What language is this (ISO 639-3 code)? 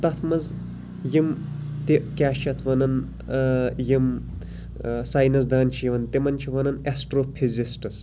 kas